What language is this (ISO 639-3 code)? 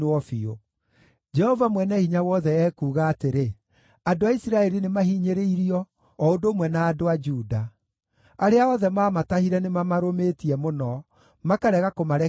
kik